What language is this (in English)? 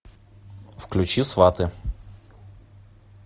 Russian